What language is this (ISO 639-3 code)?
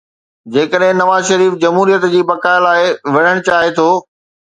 snd